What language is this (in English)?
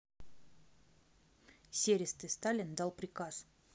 Russian